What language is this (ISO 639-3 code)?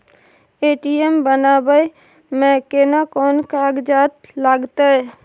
mai